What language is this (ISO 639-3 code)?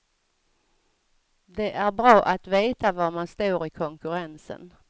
swe